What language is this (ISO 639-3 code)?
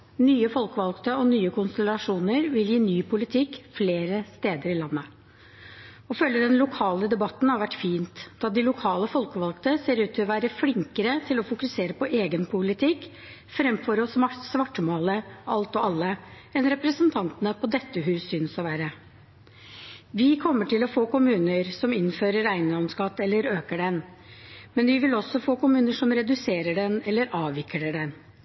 nob